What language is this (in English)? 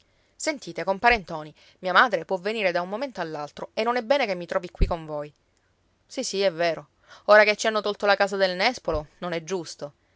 Italian